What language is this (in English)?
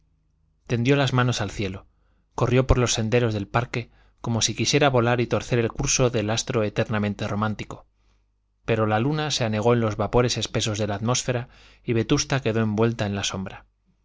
Spanish